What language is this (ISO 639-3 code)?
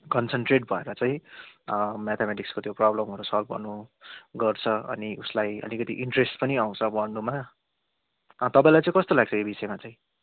nep